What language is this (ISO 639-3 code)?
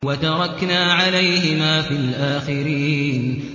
ara